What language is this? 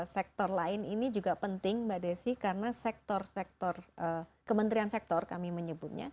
Indonesian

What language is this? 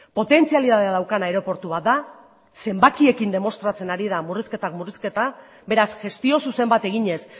Basque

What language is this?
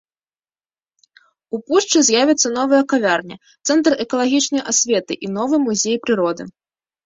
Belarusian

